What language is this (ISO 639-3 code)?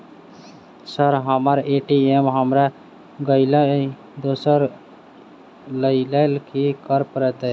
mai